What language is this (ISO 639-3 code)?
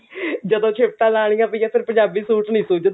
pan